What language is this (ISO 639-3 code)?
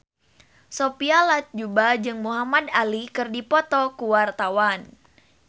sun